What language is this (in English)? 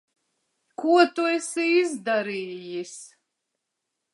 Latvian